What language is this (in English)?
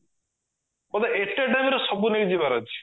Odia